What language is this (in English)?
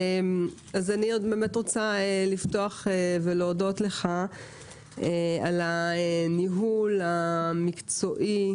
Hebrew